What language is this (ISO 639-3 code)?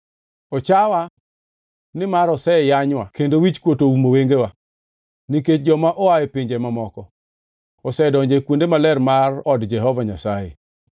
luo